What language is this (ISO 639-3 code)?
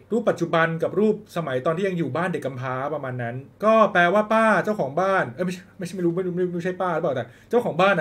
tha